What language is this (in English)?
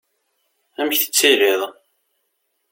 Kabyle